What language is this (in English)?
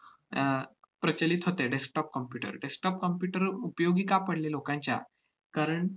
Marathi